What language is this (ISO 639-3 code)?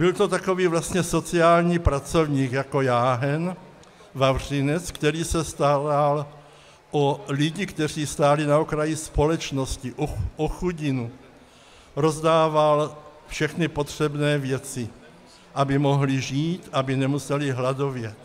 ces